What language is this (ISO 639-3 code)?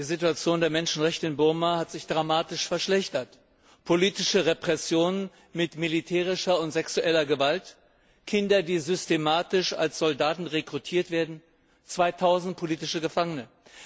deu